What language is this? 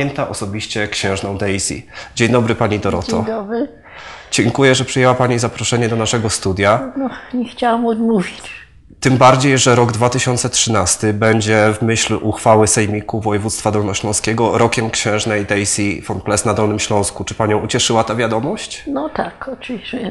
Polish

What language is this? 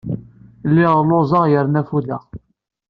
Kabyle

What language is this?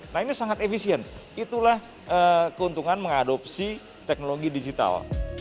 Indonesian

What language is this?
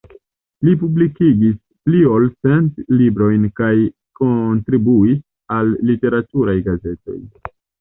Esperanto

